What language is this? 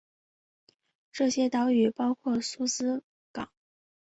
Chinese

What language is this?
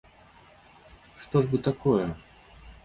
Belarusian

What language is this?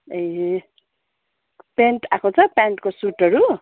Nepali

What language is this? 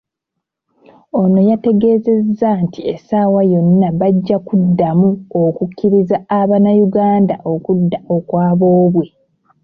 Ganda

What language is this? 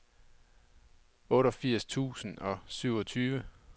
Danish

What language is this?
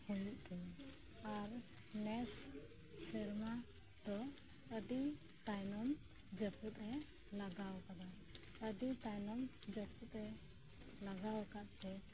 Santali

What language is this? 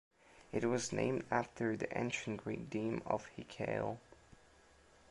English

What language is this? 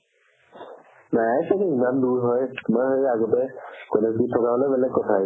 Assamese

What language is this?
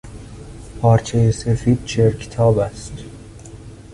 Persian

